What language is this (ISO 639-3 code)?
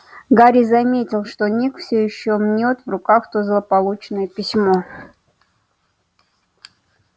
rus